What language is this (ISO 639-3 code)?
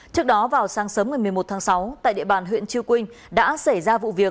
vie